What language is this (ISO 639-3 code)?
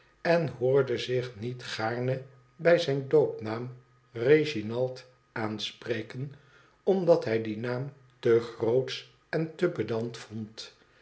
nld